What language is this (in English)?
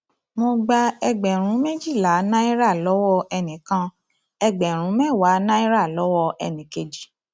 Yoruba